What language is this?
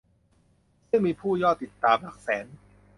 Thai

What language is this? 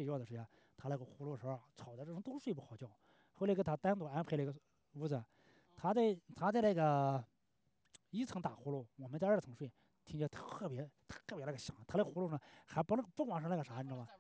Chinese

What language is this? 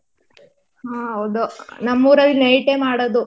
Kannada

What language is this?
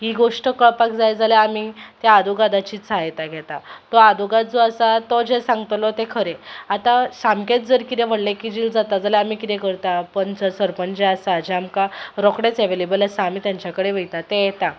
Konkani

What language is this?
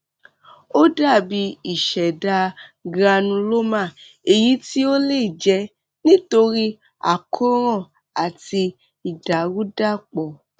Yoruba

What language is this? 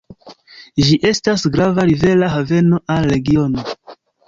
Esperanto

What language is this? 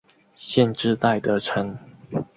Chinese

